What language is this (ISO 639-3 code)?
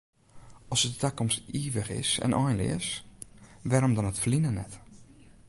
fry